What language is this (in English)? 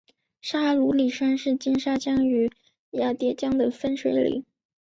Chinese